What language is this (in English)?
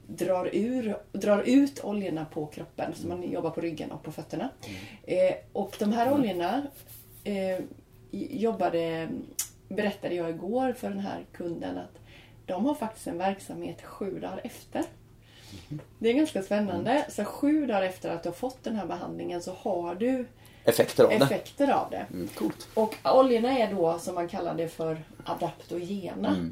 Swedish